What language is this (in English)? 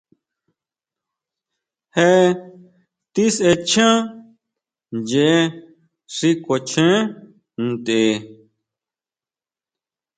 Huautla Mazatec